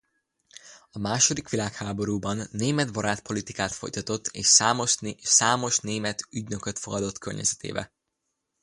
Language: Hungarian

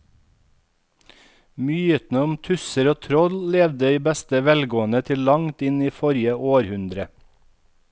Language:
Norwegian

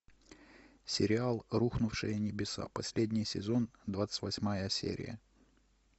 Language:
Russian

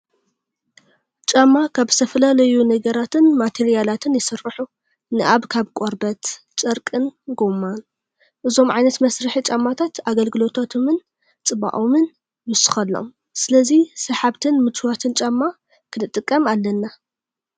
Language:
Tigrinya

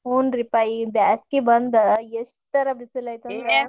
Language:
Kannada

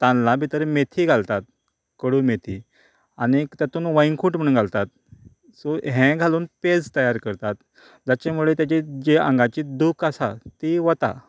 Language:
Konkani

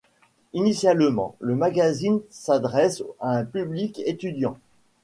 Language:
French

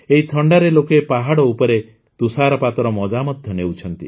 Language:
Odia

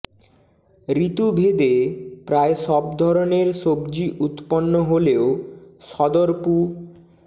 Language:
Bangla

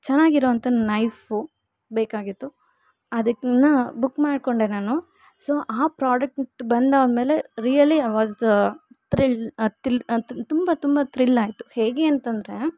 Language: Kannada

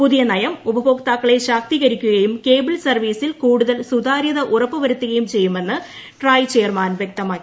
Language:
Malayalam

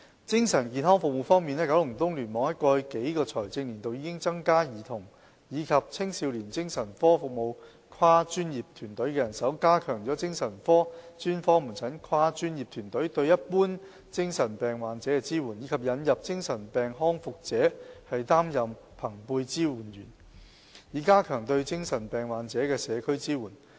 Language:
Cantonese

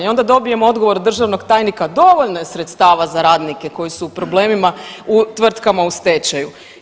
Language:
Croatian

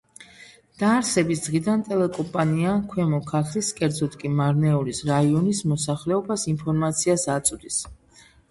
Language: Georgian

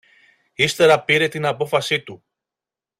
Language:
Greek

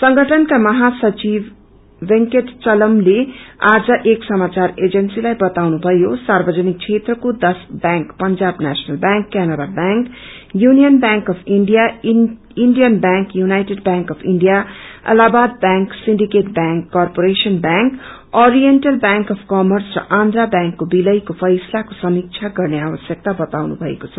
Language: Nepali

